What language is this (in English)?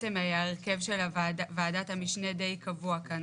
Hebrew